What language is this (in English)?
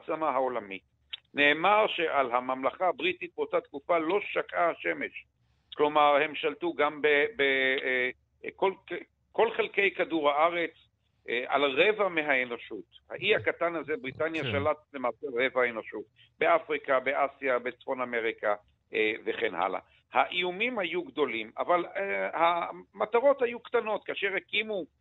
Hebrew